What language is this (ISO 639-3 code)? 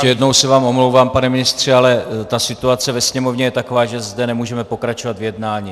ces